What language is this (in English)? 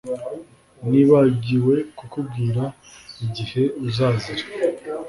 Kinyarwanda